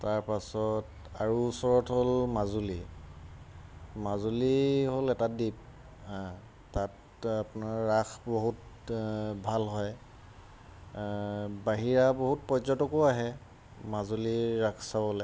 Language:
Assamese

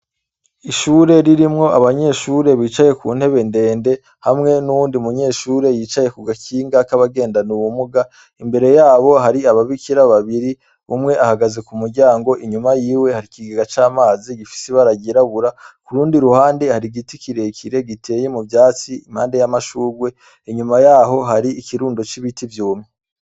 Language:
Rundi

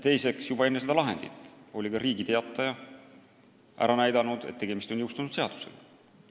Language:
Estonian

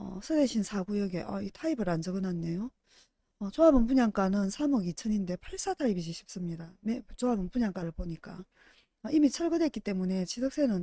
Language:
Korean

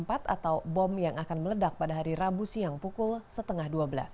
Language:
Indonesian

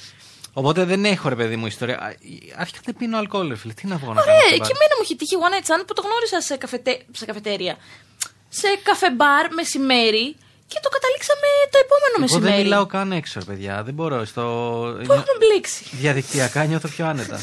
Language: Greek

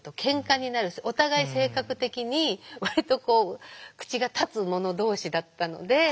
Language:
Japanese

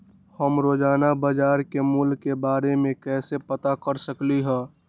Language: Magahi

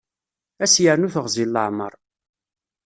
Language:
Kabyle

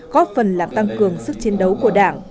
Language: Vietnamese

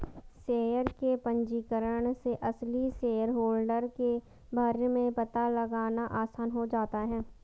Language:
Hindi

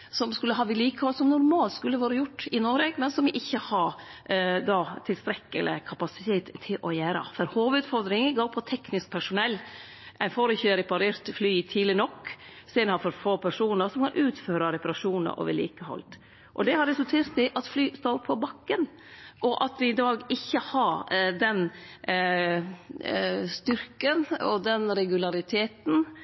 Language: Norwegian Nynorsk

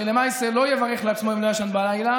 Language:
Hebrew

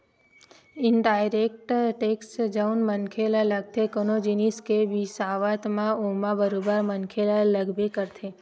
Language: Chhattisgarhi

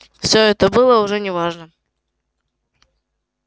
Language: Russian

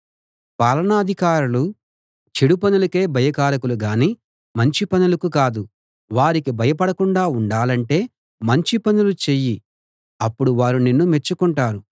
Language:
Telugu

